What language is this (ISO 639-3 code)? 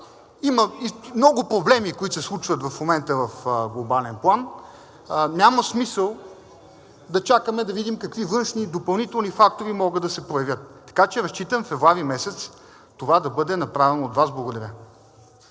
bul